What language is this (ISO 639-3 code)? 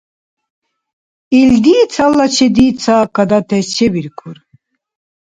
dar